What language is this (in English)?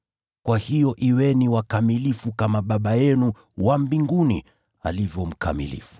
Swahili